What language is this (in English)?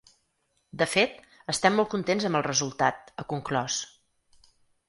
Catalan